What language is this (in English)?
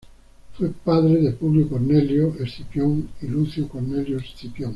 Spanish